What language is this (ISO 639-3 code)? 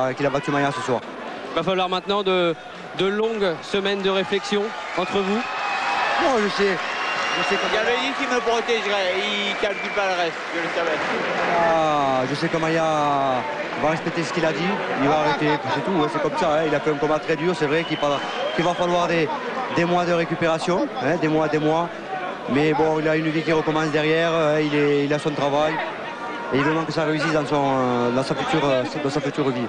fra